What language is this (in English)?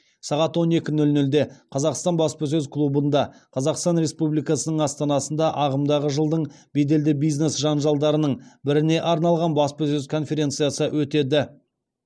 Kazakh